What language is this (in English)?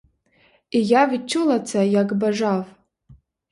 Ukrainian